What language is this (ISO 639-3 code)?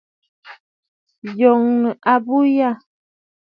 bfd